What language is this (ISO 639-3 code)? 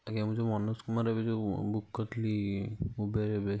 ori